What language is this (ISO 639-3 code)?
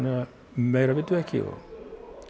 isl